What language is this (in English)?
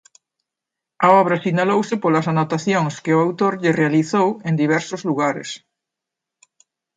Galician